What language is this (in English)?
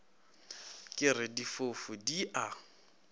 Northern Sotho